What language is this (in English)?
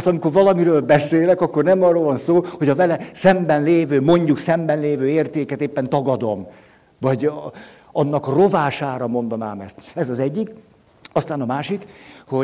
Hungarian